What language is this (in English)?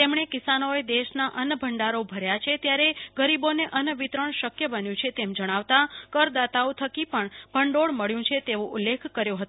Gujarati